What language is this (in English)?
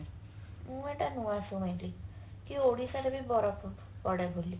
Odia